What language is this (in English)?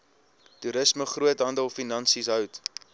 Afrikaans